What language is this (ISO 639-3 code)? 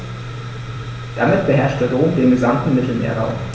deu